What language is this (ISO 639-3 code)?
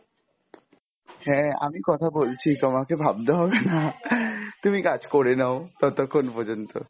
ben